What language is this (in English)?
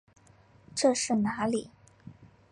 Chinese